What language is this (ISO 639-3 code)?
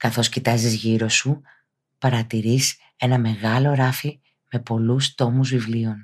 ell